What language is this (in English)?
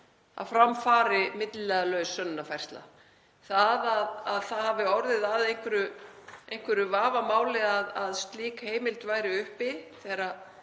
Icelandic